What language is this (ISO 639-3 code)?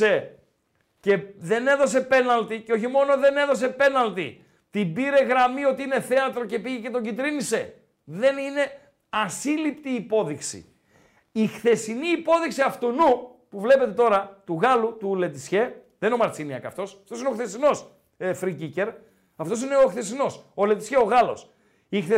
ell